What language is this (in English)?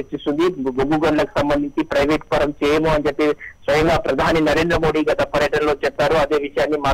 Indonesian